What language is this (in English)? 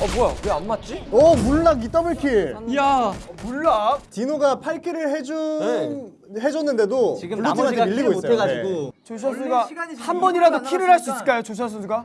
Korean